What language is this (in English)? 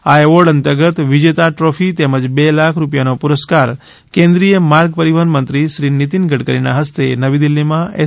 Gujarati